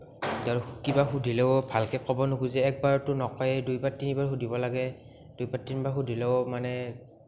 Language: Assamese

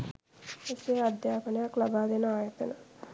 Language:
Sinhala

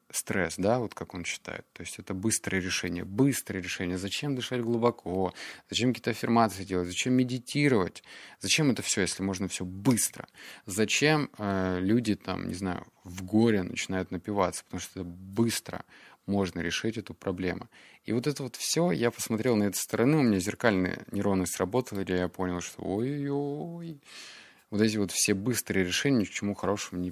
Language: Russian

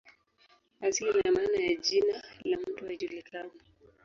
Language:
Swahili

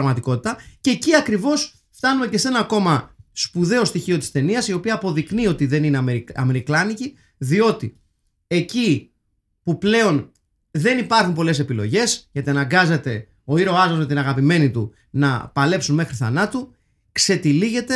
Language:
Greek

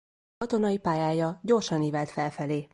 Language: Hungarian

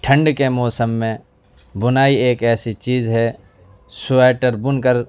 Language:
Urdu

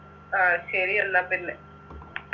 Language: Malayalam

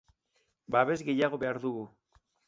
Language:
Basque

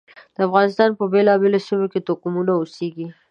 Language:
Pashto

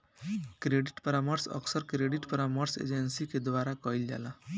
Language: Bhojpuri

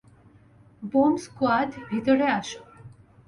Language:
Bangla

